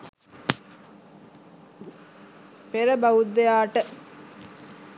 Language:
Sinhala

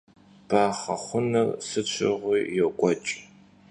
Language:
Kabardian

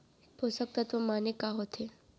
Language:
Chhattisgarhi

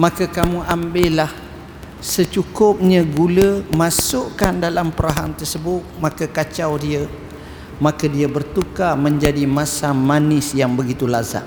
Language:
Malay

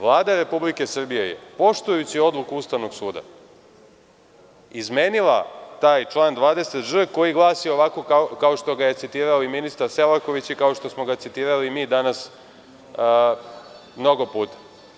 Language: Serbian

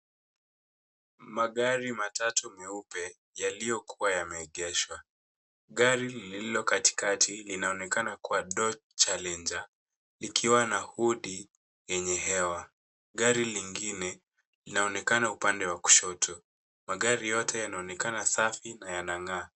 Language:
Swahili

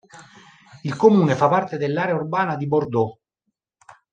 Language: Italian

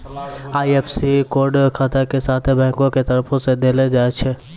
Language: Maithili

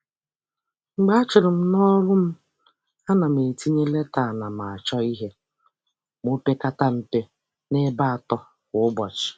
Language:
Igbo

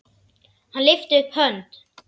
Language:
Icelandic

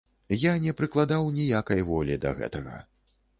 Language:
Belarusian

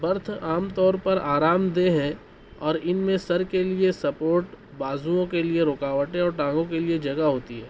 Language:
Urdu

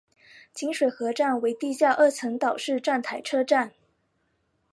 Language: Chinese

